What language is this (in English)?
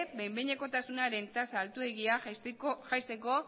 Basque